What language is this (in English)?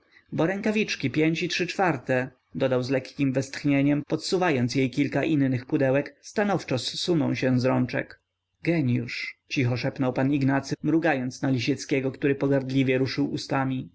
Polish